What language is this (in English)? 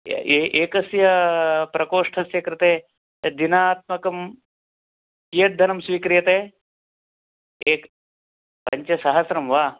Sanskrit